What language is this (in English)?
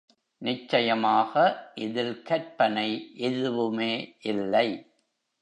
Tamil